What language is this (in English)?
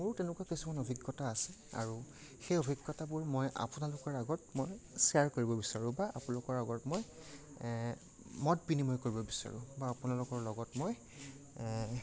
Assamese